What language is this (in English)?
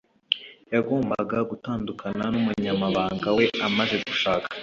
Kinyarwanda